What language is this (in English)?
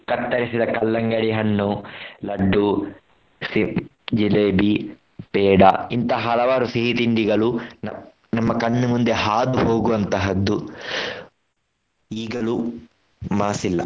Kannada